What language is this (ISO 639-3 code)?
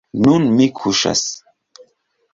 epo